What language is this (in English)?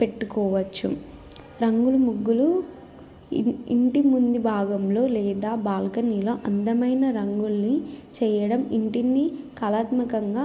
Telugu